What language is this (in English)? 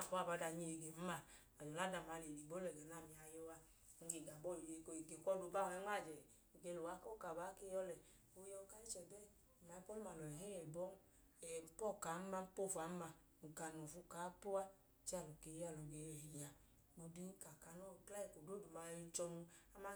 Idoma